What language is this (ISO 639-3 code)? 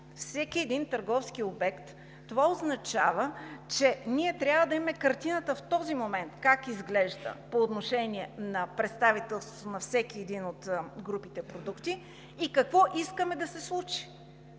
bul